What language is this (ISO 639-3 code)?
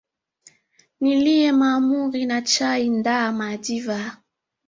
swa